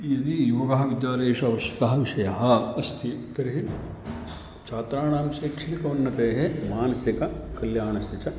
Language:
Sanskrit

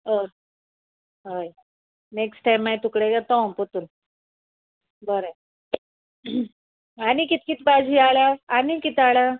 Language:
Konkani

